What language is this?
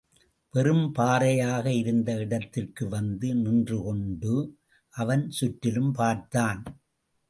Tamil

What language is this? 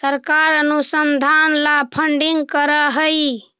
Magahi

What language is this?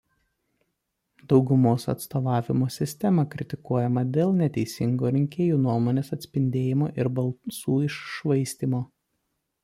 Lithuanian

